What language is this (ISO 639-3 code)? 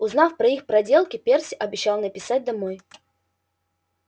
rus